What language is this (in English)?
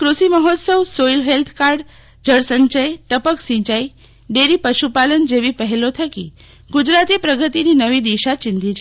Gujarati